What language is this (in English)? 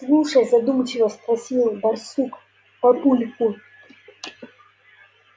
Russian